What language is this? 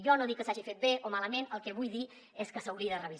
Catalan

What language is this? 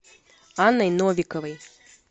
Russian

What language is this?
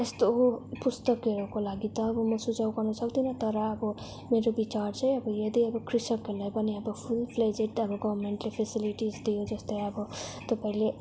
Nepali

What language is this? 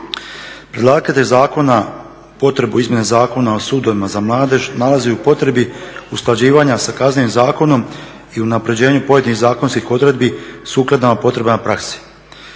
Croatian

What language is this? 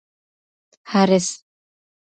Pashto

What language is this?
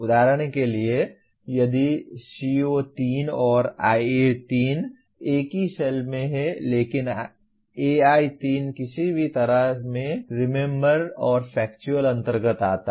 Hindi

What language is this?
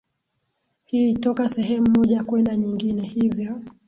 Swahili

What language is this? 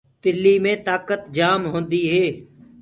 Gurgula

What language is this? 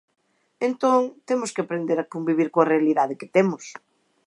Galician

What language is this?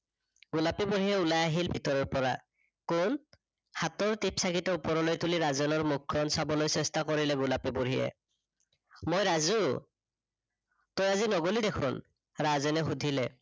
Assamese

